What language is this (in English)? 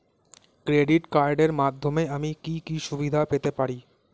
Bangla